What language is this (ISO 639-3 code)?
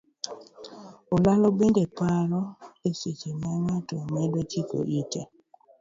luo